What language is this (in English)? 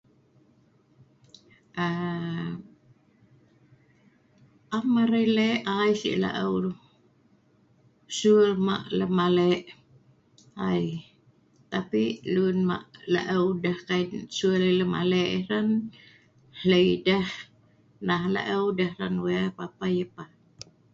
Sa'ban